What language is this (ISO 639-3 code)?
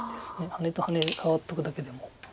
jpn